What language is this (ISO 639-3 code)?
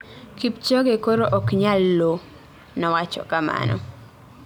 luo